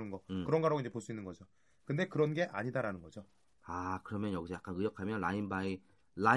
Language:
Korean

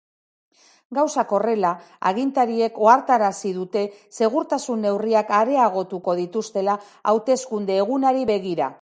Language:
Basque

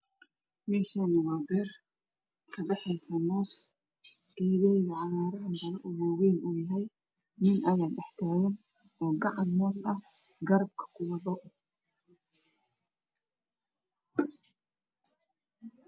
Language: Somali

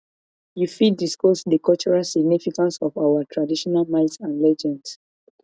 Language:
Nigerian Pidgin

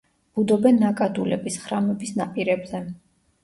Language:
Georgian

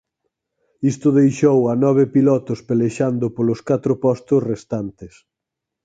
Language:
Galician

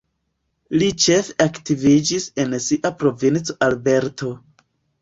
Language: Esperanto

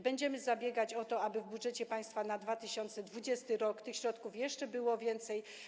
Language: Polish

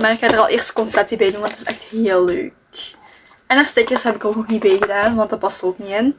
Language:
Dutch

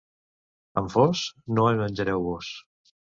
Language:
Catalan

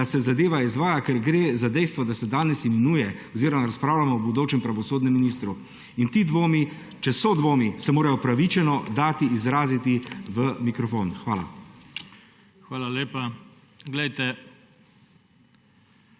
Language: Slovenian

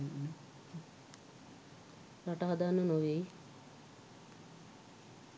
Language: Sinhala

